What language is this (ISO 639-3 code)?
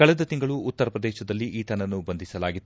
kan